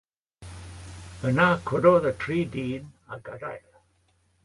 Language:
Welsh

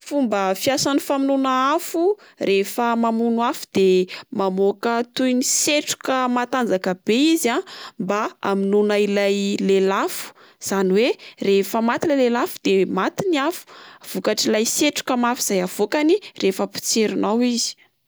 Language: Malagasy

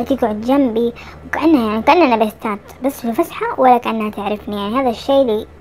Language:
Arabic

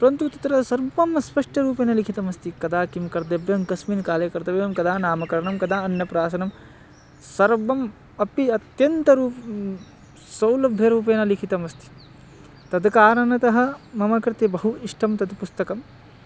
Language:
Sanskrit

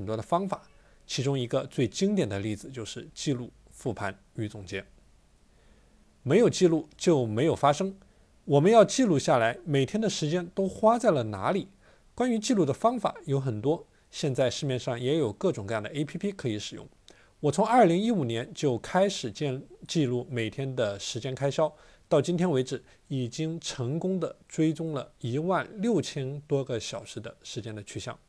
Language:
Chinese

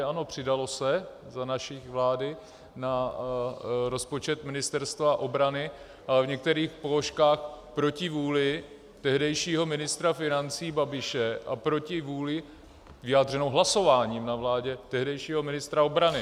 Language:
Czech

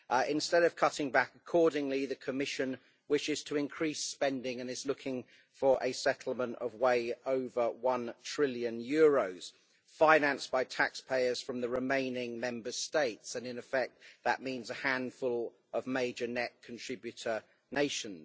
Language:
English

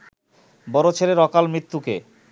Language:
Bangla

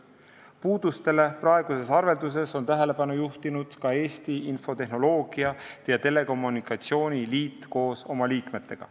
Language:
Estonian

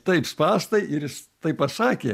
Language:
Lithuanian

